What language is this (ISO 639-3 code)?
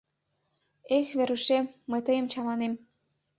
chm